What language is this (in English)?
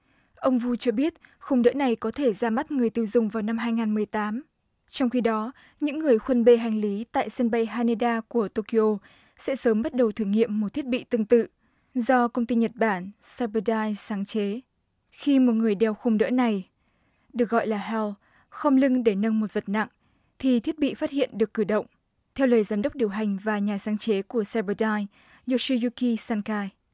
Vietnamese